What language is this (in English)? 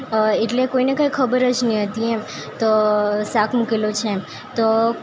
Gujarati